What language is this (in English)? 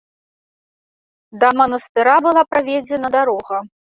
Belarusian